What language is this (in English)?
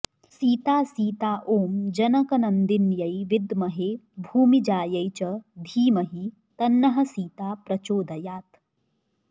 Sanskrit